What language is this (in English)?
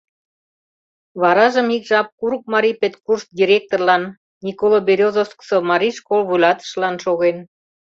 Mari